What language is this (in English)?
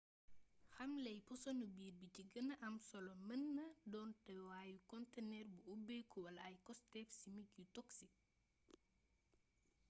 Wolof